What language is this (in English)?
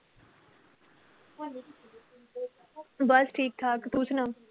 Punjabi